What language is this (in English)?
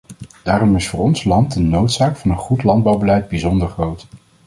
Dutch